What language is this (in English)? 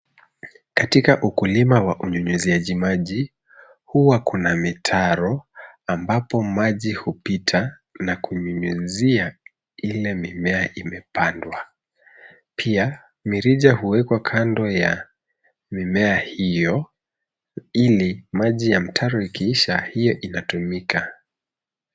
Swahili